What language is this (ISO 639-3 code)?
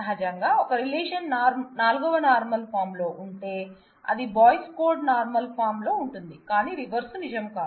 tel